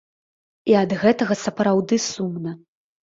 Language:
Belarusian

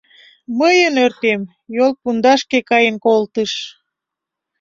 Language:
Mari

